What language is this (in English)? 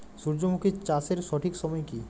Bangla